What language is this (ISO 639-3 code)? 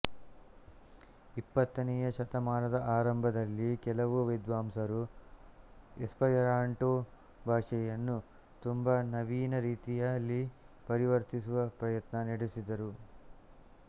kan